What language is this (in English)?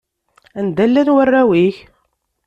Kabyle